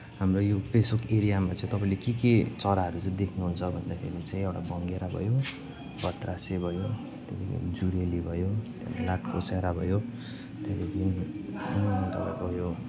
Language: Nepali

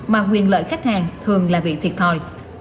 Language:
Vietnamese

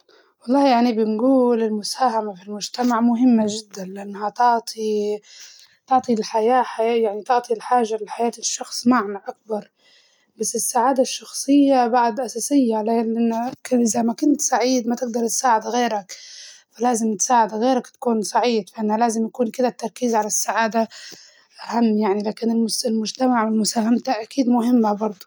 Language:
Libyan Arabic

